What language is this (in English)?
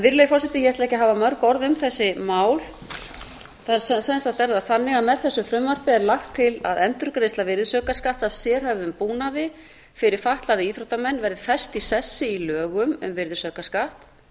Icelandic